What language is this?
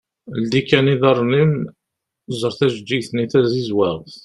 Kabyle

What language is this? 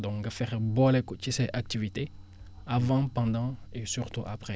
Wolof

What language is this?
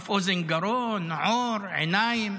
Hebrew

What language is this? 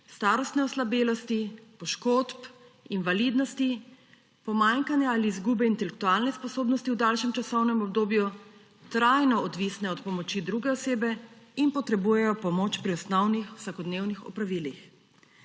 Slovenian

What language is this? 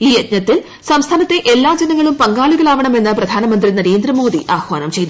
Malayalam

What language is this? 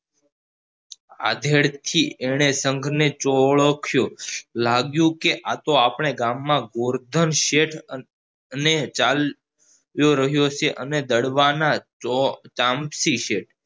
Gujarati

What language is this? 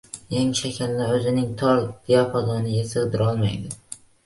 Uzbek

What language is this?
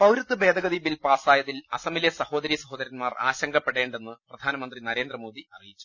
Malayalam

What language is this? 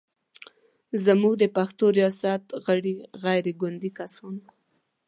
Pashto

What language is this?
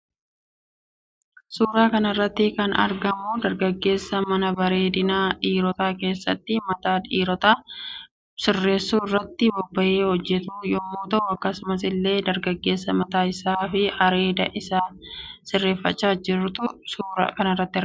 Oromo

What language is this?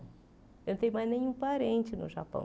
Portuguese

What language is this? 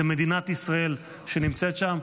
Hebrew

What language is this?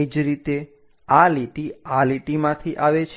Gujarati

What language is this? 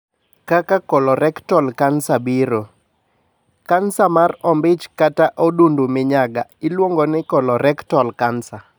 Luo (Kenya and Tanzania)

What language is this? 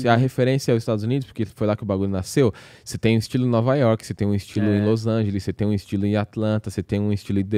Portuguese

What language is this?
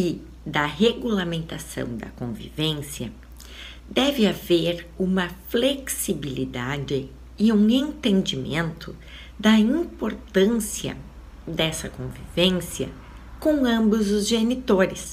Portuguese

